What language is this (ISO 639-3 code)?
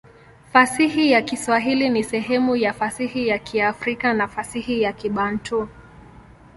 swa